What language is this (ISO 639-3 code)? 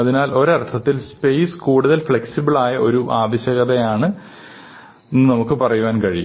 mal